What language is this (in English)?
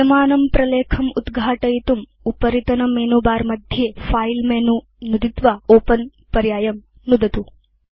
Sanskrit